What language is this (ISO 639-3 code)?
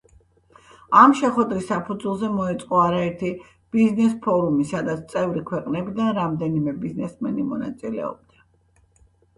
kat